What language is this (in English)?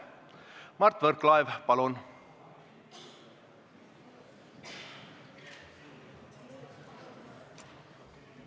Estonian